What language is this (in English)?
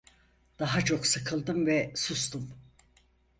Turkish